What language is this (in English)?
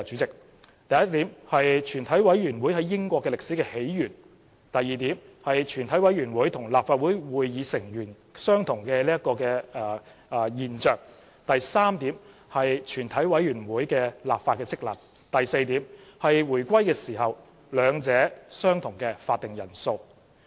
Cantonese